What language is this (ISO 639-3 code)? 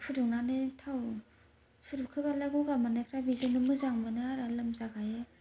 brx